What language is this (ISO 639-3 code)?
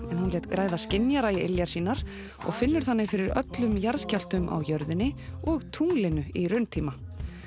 isl